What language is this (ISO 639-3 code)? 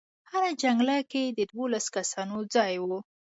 pus